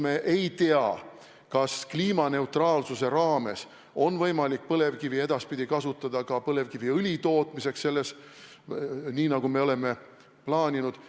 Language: Estonian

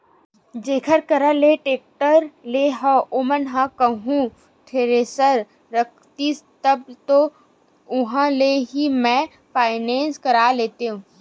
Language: Chhattisgarhi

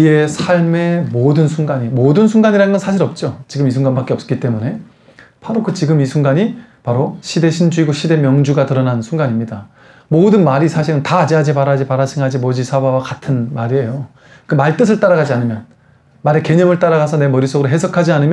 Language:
Korean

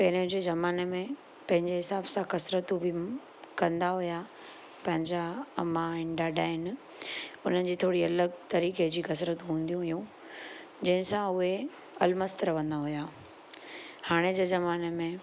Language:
Sindhi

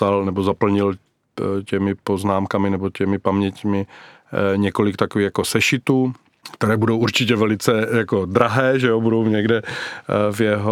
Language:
Czech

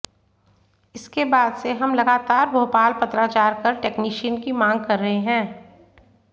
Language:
Hindi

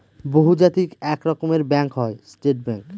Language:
Bangla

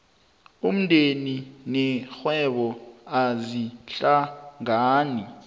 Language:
South Ndebele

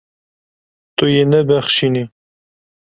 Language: Kurdish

